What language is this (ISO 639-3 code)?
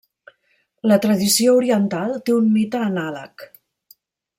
cat